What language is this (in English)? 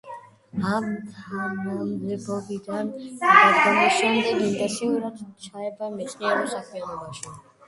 Georgian